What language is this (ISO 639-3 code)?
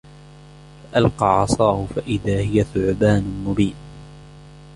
ara